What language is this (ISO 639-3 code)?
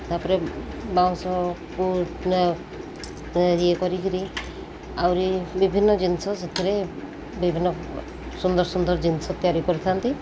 ori